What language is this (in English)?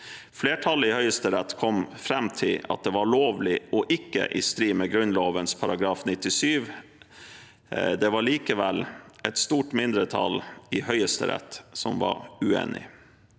Norwegian